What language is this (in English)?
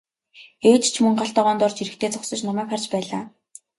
Mongolian